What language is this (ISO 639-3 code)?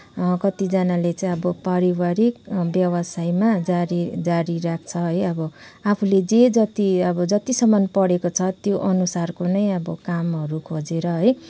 nep